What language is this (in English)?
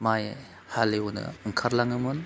Bodo